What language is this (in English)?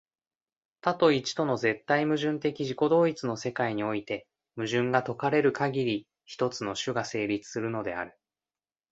Japanese